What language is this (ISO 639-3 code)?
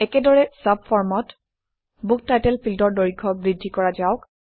asm